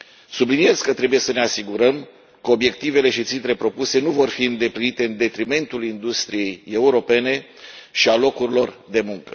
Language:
Romanian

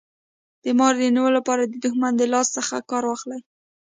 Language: Pashto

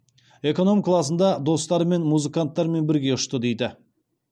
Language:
Kazakh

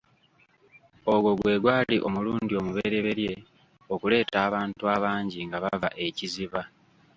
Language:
Ganda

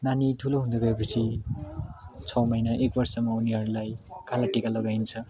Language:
Nepali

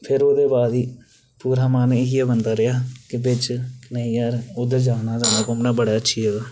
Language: Dogri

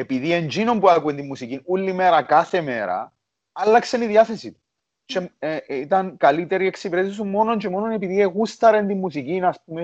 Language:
Greek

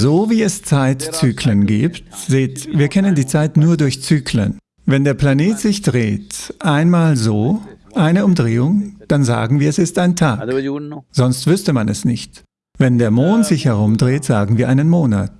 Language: German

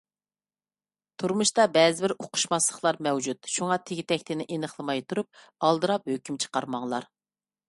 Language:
Uyghur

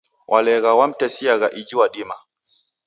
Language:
Taita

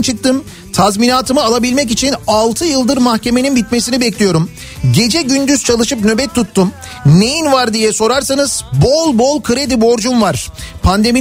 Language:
Turkish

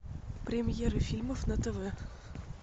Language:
Russian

